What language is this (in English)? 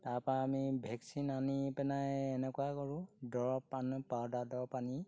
Assamese